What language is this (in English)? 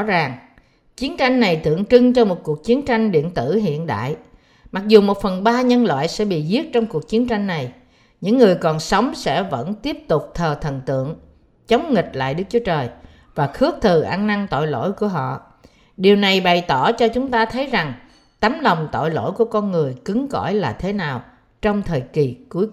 Vietnamese